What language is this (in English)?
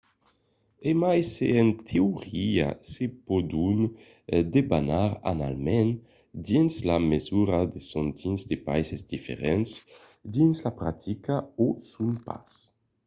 Occitan